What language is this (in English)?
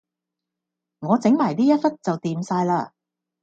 Cantonese